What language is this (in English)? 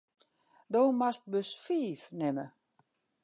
Western Frisian